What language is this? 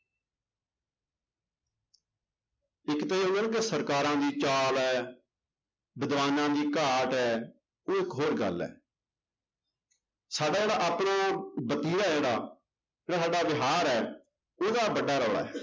Punjabi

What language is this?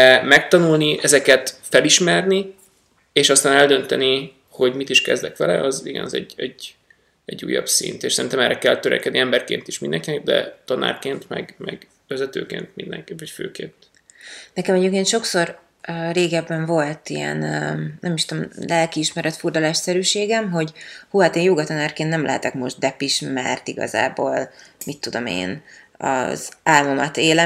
Hungarian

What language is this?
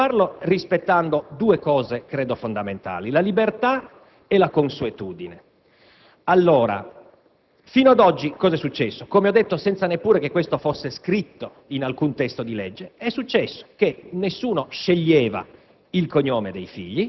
Italian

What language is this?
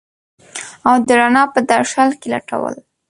Pashto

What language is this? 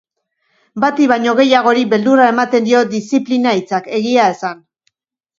Basque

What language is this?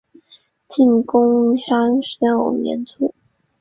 Chinese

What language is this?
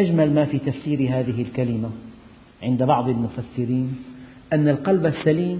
Arabic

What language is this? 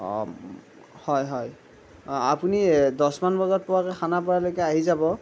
Assamese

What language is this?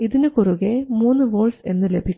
Malayalam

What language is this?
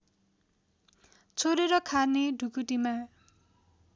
Nepali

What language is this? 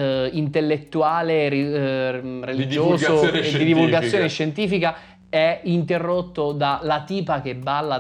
Italian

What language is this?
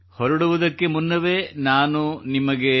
Kannada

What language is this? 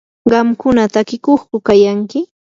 Yanahuanca Pasco Quechua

